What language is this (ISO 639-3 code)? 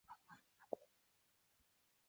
zho